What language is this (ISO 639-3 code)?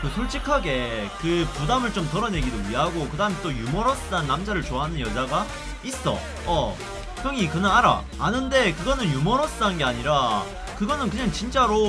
kor